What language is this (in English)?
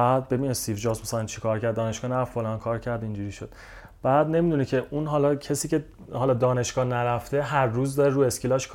Persian